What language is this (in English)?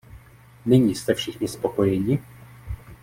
Czech